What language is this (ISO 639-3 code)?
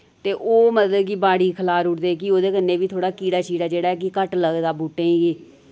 doi